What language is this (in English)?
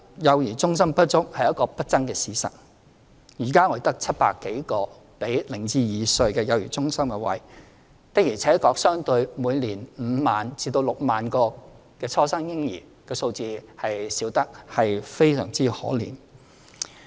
Cantonese